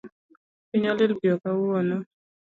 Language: Luo (Kenya and Tanzania)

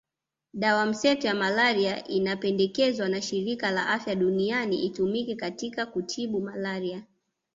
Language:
Swahili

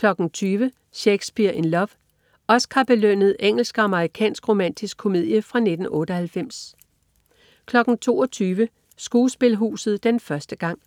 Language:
Danish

